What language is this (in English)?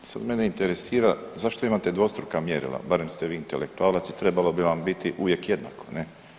Croatian